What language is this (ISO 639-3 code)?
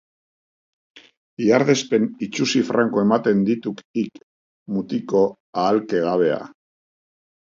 eus